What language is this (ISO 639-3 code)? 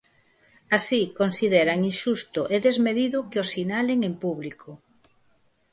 glg